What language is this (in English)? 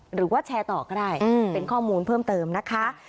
Thai